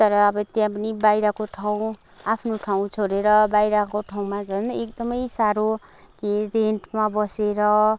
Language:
Nepali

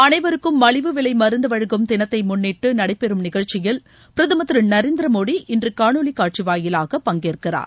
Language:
Tamil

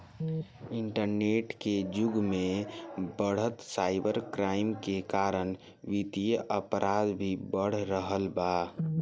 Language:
Bhojpuri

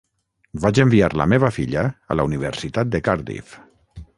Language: Catalan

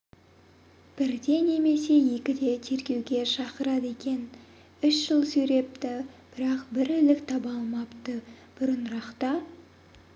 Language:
Kazakh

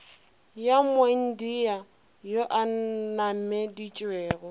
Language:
Northern Sotho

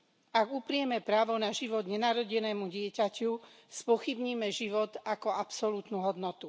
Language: Slovak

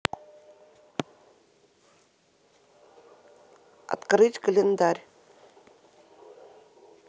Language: Russian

